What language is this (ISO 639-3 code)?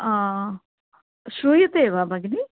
san